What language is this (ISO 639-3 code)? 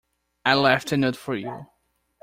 eng